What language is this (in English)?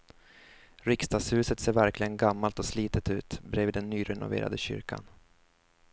Swedish